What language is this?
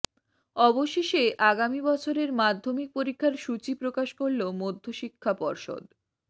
Bangla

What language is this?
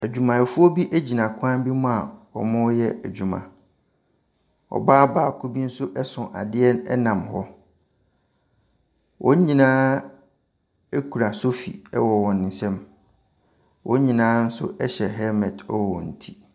Akan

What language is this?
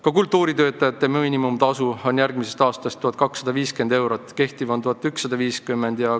Estonian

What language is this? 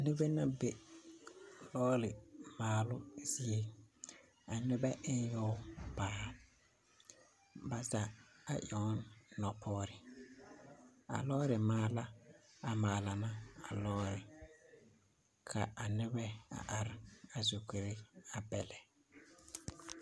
Southern Dagaare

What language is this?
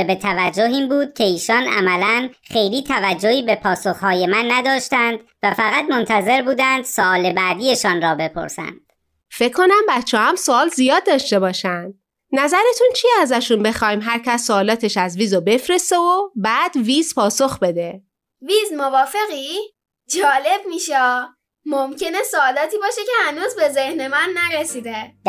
Persian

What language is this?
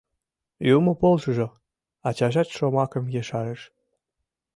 Mari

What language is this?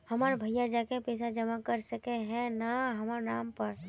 Magahi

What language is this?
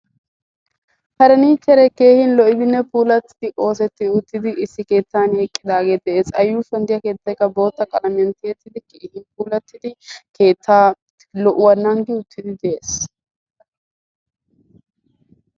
Wolaytta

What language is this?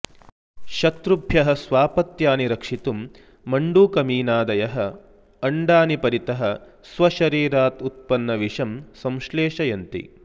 Sanskrit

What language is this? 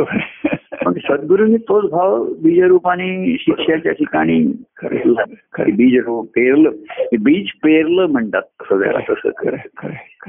Marathi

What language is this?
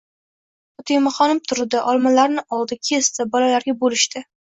Uzbek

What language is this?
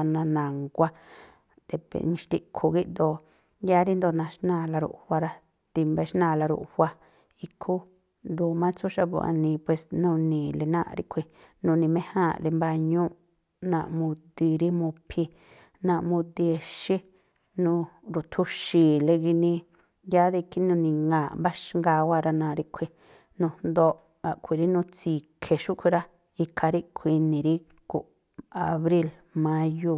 Tlacoapa Me'phaa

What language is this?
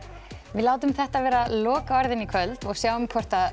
Icelandic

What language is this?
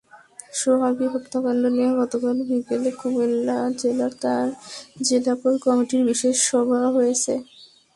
Bangla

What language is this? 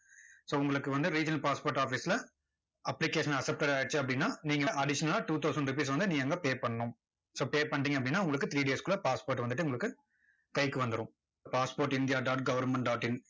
Tamil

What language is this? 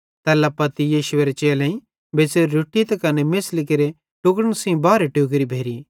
Bhadrawahi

